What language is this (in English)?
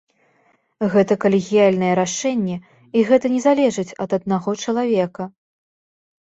Belarusian